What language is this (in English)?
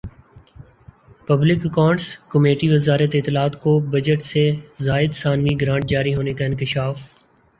Urdu